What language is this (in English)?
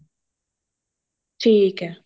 Punjabi